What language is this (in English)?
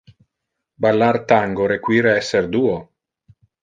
Interlingua